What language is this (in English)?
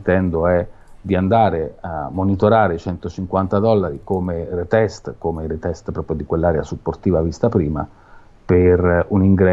Italian